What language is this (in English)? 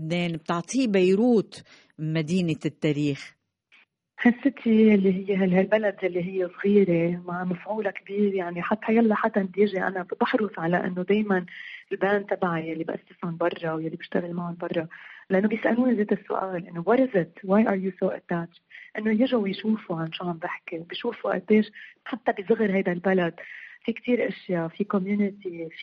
Arabic